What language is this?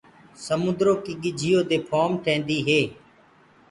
Gurgula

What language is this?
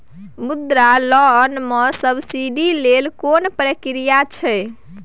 Maithili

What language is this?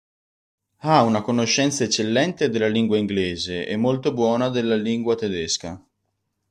Italian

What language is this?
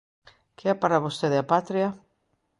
Galician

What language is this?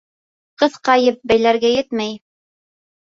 Bashkir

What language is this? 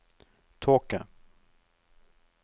Norwegian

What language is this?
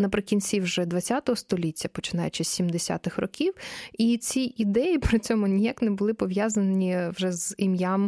Ukrainian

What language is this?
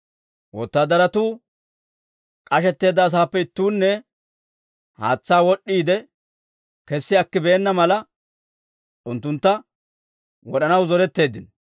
Dawro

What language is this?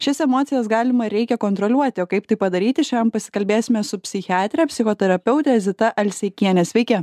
Lithuanian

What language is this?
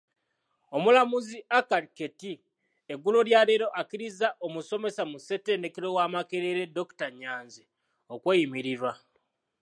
Ganda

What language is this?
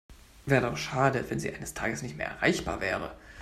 German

